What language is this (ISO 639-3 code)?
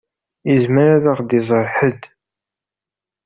kab